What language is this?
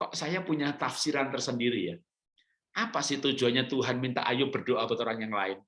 Indonesian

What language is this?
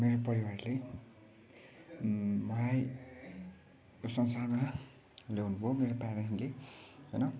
Nepali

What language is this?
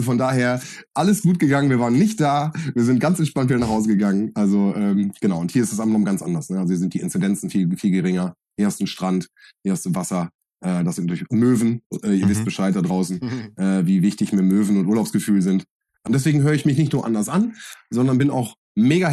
German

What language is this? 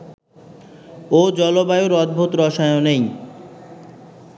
Bangla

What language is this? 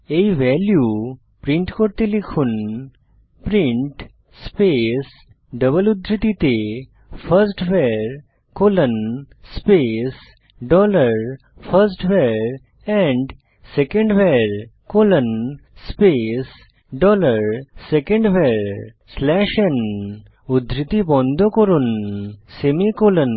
Bangla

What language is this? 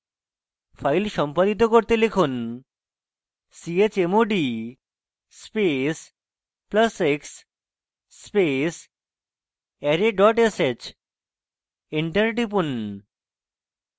Bangla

